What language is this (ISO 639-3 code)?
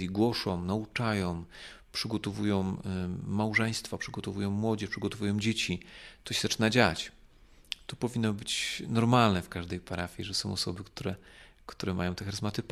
pol